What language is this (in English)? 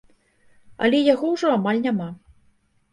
Belarusian